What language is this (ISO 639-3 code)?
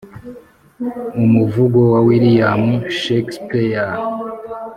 kin